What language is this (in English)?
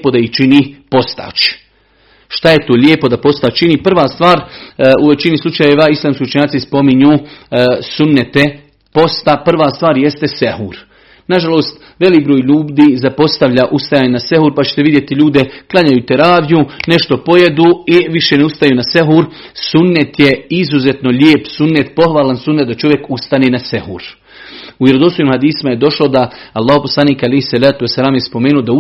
Croatian